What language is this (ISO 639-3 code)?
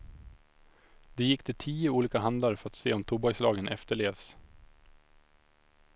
swe